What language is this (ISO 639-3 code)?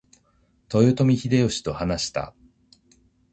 jpn